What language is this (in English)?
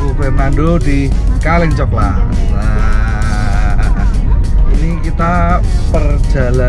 Indonesian